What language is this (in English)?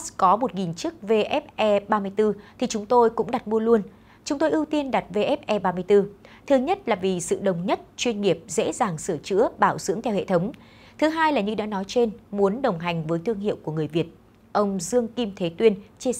Vietnamese